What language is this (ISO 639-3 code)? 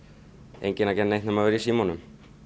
isl